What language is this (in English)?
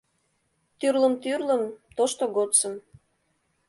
Mari